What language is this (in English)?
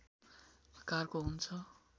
Nepali